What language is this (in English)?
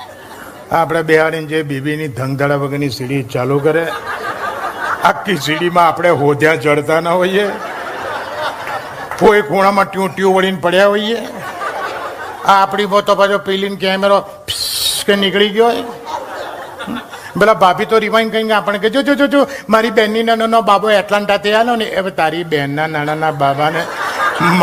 Gujarati